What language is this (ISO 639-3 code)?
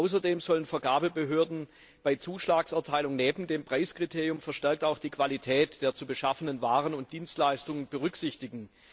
deu